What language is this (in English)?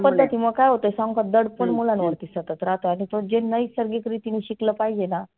Marathi